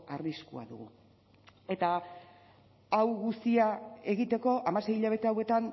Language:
Basque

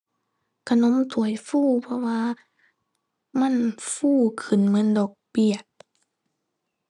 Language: Thai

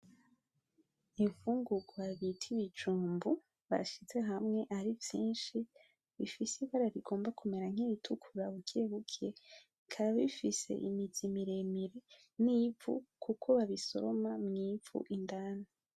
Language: Rundi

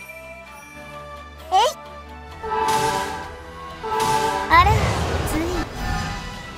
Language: Japanese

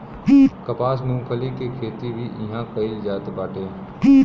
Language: Bhojpuri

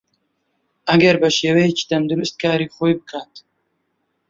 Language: Central Kurdish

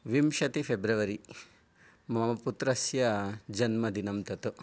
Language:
Sanskrit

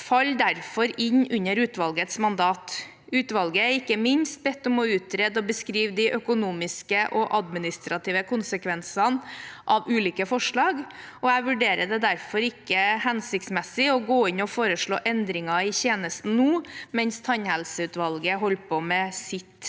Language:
Norwegian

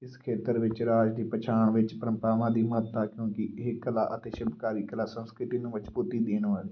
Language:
Punjabi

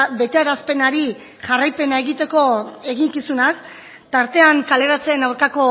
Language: Basque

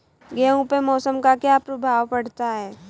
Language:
Hindi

